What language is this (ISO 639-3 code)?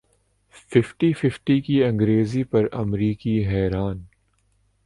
urd